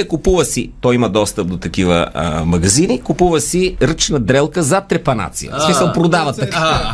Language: Bulgarian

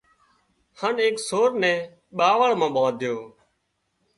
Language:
Wadiyara Koli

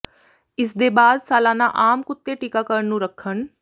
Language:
Punjabi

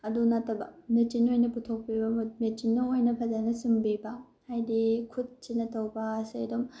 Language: Manipuri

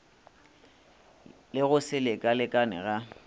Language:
Northern Sotho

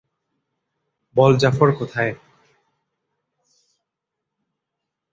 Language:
Bangla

